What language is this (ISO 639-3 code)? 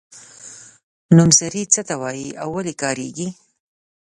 pus